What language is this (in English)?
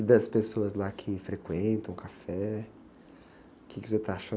Portuguese